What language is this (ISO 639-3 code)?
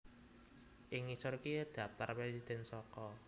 jav